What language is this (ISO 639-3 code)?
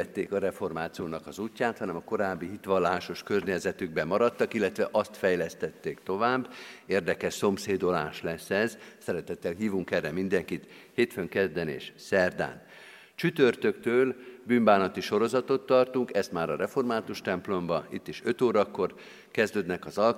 hun